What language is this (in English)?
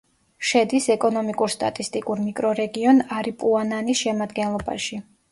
Georgian